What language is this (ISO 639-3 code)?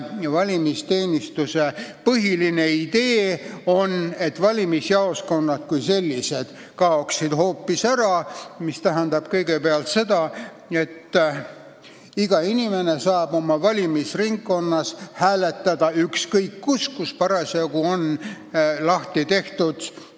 est